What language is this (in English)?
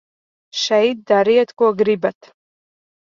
Latvian